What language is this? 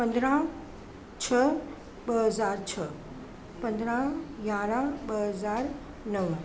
Sindhi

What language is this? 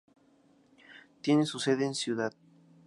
Spanish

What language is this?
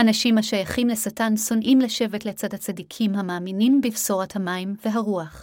Hebrew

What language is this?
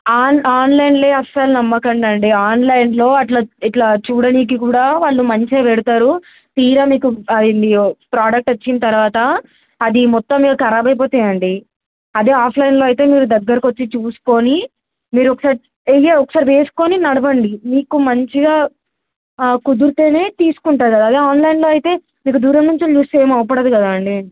Telugu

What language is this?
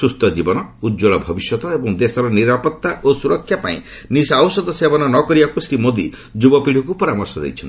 Odia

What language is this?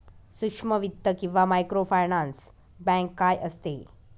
Marathi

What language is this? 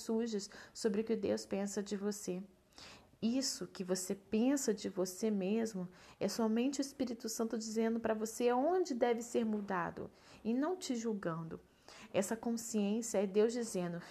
Portuguese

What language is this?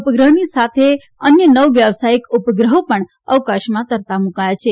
Gujarati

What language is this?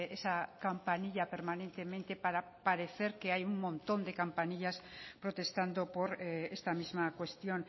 Spanish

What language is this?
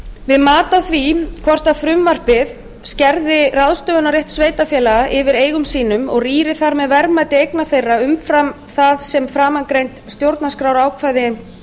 Icelandic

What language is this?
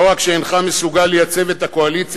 Hebrew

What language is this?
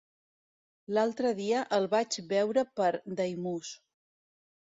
Catalan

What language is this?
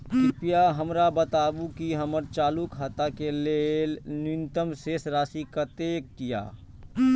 Maithili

